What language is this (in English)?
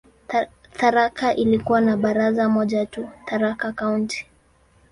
Swahili